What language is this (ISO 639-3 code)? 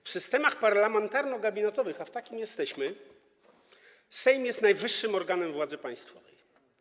pol